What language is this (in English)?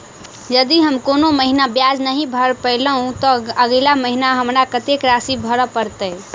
Maithili